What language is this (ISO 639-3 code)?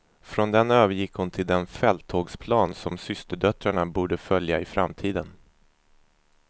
swe